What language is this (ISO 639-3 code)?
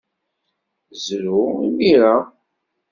kab